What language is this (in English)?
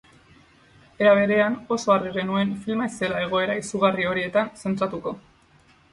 Basque